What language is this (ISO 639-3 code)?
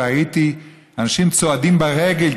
heb